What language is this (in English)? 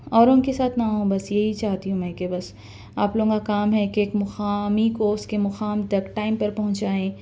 Urdu